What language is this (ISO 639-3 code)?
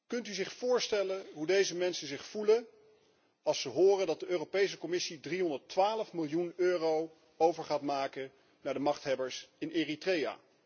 nld